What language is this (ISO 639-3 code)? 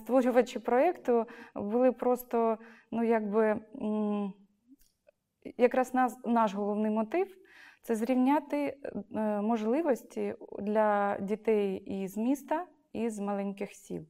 ukr